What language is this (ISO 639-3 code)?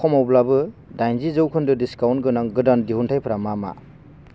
brx